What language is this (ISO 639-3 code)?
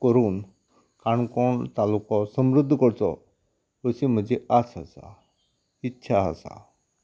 kok